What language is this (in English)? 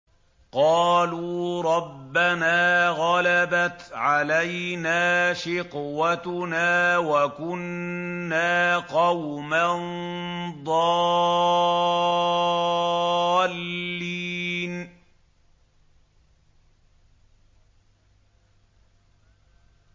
Arabic